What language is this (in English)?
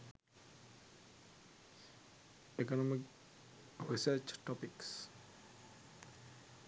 Sinhala